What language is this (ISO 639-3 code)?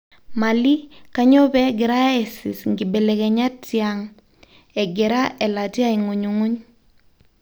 mas